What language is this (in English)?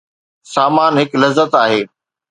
Sindhi